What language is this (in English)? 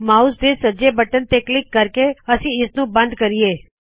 Punjabi